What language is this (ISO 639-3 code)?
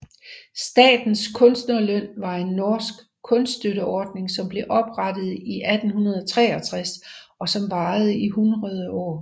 dan